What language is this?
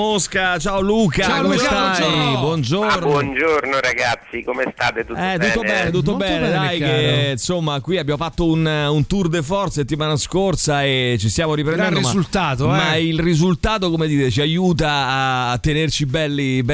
Italian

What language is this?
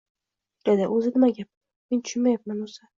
Uzbek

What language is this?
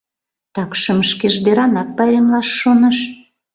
Mari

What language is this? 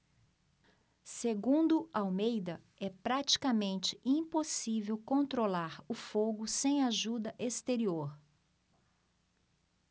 Portuguese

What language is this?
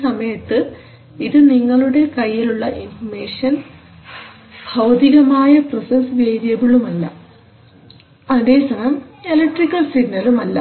Malayalam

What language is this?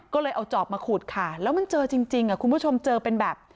Thai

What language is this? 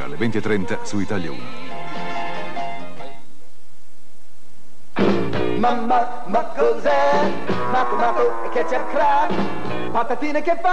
Italian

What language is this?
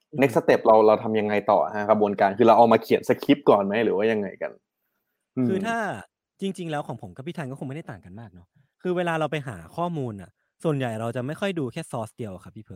Thai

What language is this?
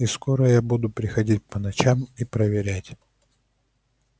Russian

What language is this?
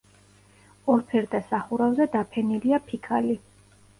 Georgian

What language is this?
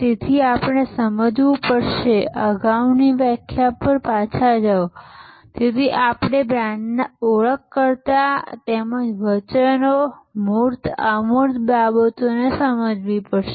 Gujarati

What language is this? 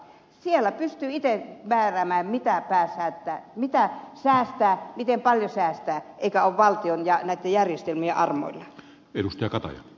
Finnish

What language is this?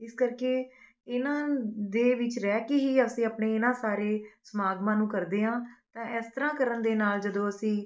Punjabi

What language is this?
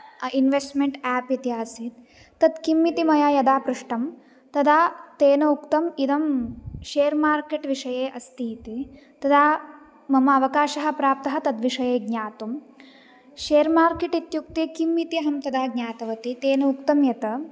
Sanskrit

